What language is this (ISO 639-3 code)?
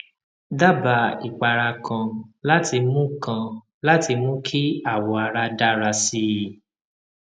yor